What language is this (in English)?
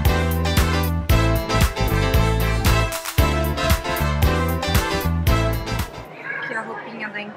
Portuguese